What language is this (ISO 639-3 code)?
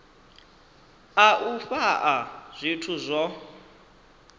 ven